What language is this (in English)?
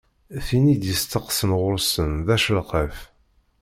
Kabyle